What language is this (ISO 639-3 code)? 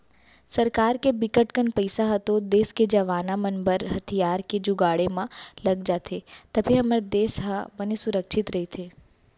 hne